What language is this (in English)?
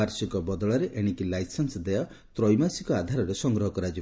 Odia